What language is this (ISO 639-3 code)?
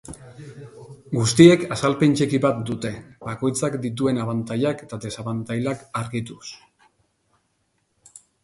eus